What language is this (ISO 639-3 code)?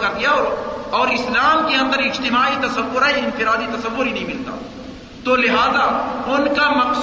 urd